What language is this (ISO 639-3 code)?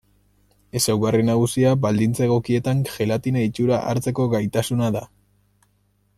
eus